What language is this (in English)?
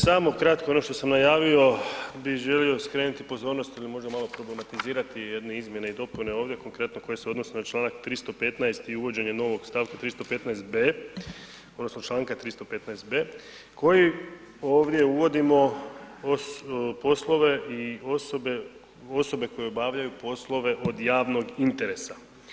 Croatian